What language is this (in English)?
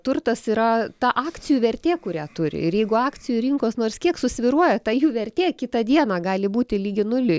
Lithuanian